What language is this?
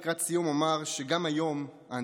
Hebrew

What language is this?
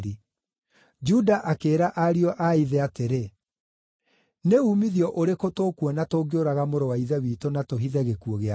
Kikuyu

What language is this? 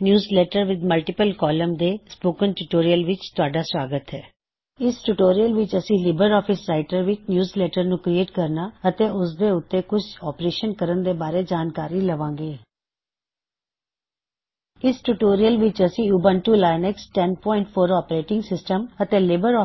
Punjabi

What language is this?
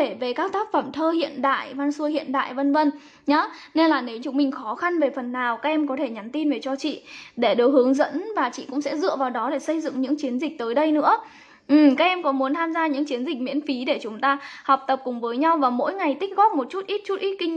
Vietnamese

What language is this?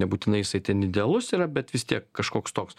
Lithuanian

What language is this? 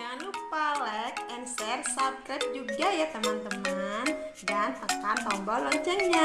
Indonesian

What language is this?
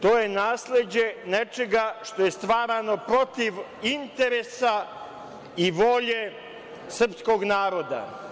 Serbian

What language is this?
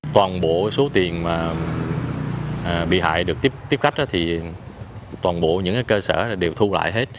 Vietnamese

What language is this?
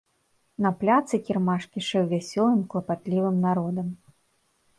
Belarusian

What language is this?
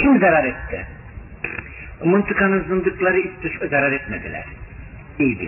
Turkish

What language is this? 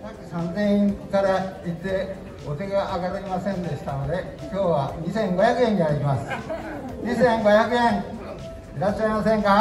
Japanese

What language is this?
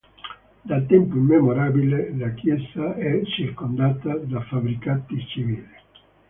Italian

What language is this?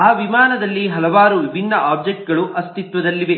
Kannada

